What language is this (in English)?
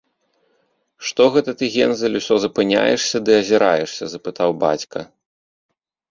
Belarusian